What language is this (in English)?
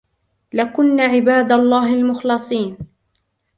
Arabic